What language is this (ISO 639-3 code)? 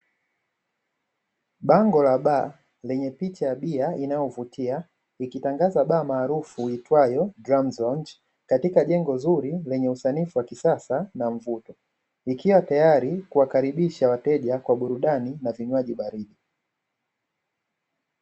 swa